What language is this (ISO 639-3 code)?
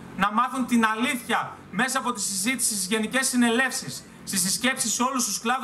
ell